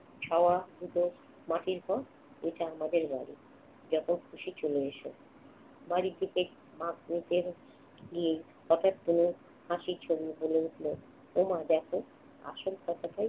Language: Bangla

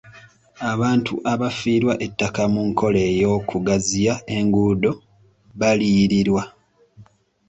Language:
Ganda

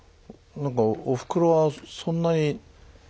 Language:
Japanese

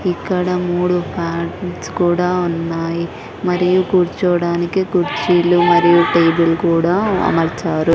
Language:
Telugu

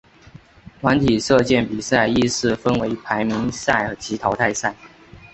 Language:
Chinese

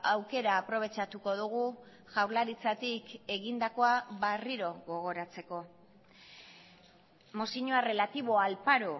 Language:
Basque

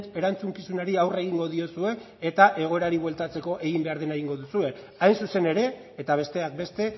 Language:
Basque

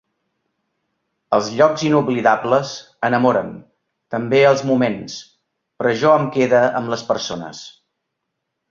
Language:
Catalan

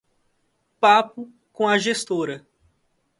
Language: Portuguese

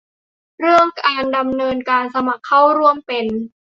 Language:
Thai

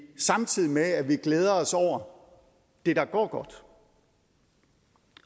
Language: Danish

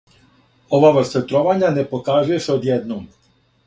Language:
Serbian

